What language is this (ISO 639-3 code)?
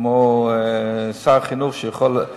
heb